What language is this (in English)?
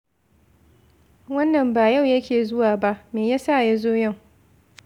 Hausa